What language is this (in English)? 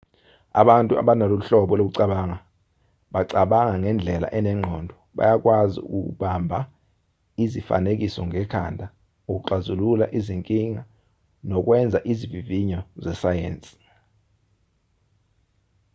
Zulu